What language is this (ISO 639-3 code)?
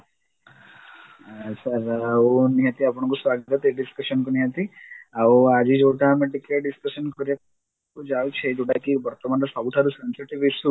ori